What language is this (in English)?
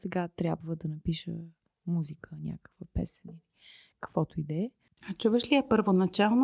Bulgarian